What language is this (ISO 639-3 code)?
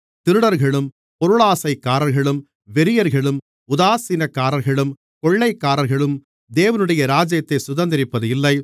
tam